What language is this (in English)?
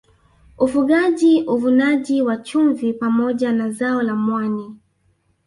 Swahili